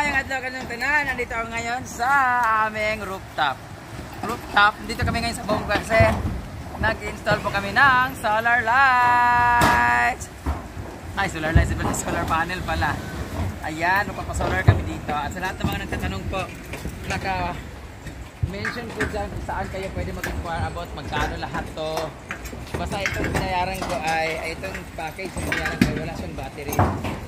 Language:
Filipino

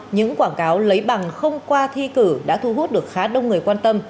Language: Vietnamese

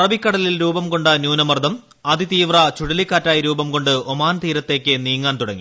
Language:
Malayalam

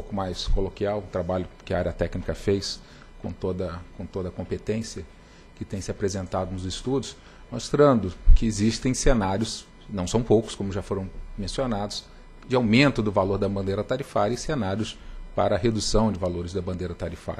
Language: Portuguese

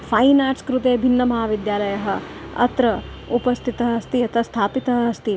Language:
Sanskrit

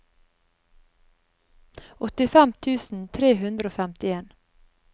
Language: Norwegian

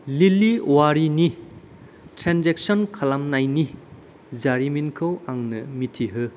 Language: Bodo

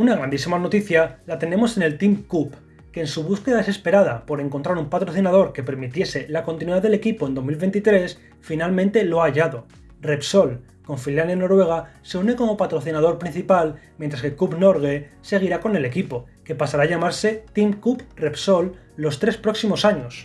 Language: Spanish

